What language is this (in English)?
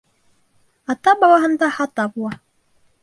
Bashkir